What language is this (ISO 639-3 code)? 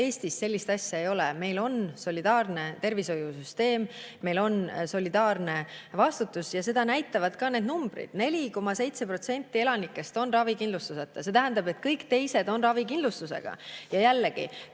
est